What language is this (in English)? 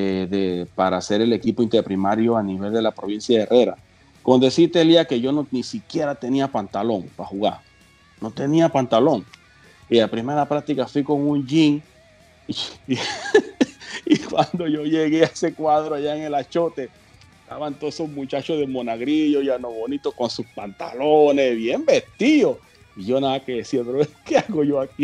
Spanish